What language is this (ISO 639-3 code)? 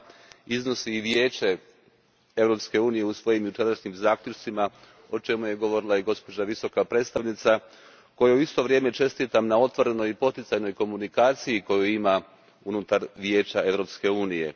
hrv